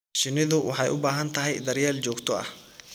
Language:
Somali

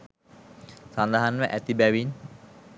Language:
Sinhala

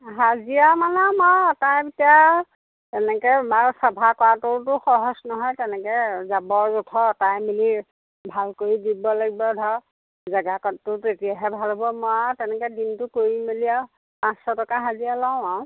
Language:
Assamese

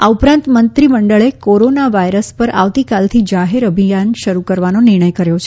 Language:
Gujarati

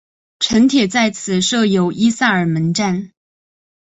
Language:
Chinese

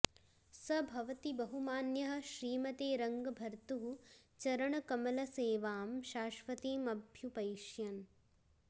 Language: Sanskrit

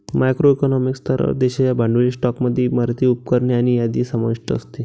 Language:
Marathi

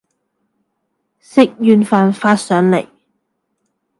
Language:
Cantonese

